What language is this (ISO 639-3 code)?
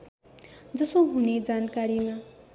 nep